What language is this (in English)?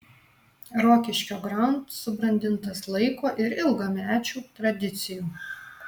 Lithuanian